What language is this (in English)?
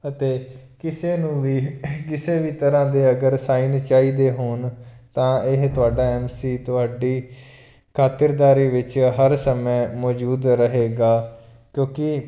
Punjabi